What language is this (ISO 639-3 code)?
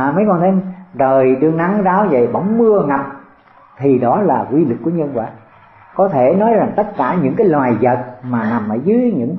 vie